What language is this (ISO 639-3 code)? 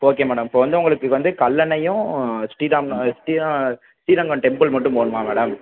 tam